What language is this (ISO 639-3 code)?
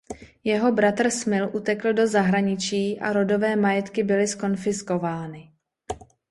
ces